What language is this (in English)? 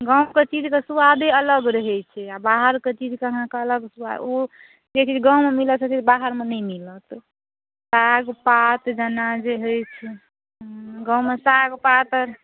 Maithili